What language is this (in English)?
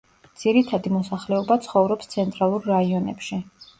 Georgian